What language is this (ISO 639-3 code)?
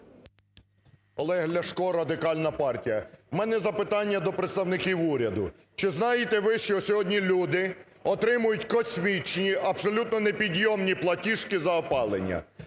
ukr